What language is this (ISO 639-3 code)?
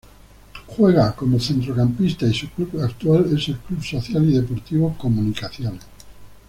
spa